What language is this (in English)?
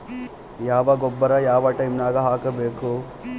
Kannada